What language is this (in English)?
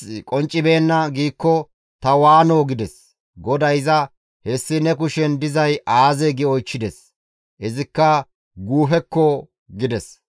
Gamo